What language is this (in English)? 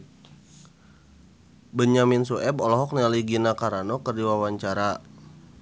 Sundanese